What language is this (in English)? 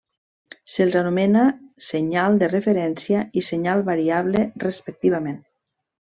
Catalan